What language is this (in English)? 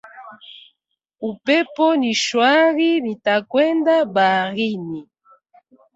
Swahili